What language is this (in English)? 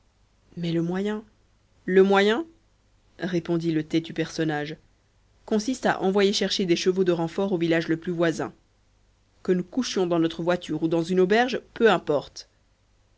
French